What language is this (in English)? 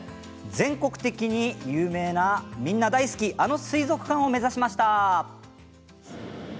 Japanese